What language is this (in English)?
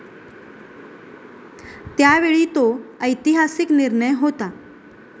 Marathi